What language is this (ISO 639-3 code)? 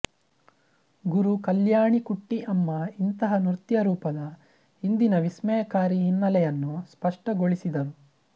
kan